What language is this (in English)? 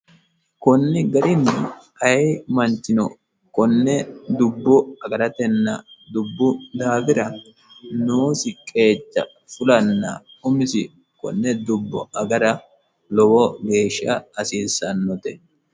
Sidamo